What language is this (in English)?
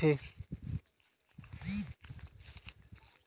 Chhattisgarhi